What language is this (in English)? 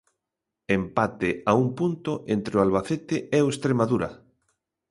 Galician